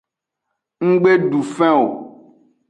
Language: Aja (Benin)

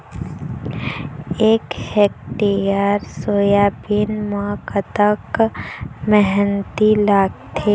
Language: Chhattisgarhi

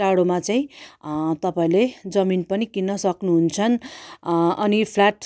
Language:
Nepali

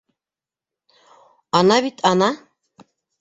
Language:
Bashkir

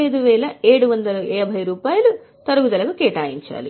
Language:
Telugu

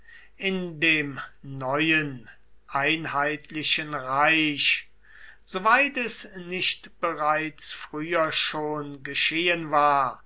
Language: German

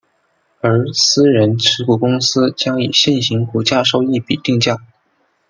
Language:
Chinese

